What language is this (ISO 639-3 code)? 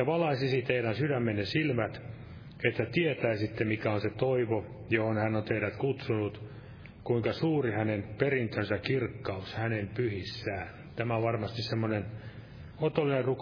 fin